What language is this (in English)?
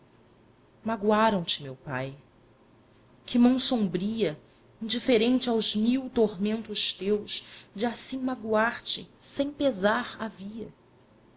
Portuguese